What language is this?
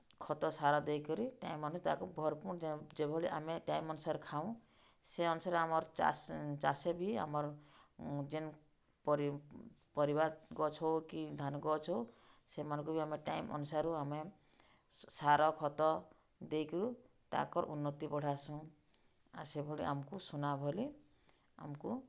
Odia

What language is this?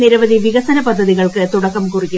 Malayalam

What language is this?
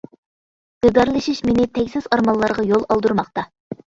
Uyghur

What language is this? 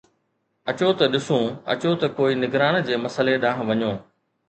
Sindhi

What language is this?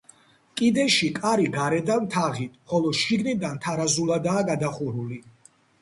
Georgian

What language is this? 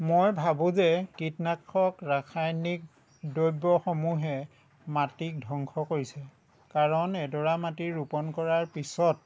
Assamese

